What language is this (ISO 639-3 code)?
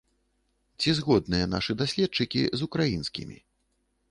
bel